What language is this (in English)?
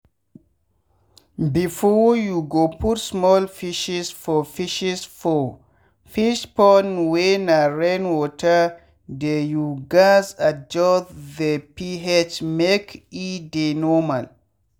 Nigerian Pidgin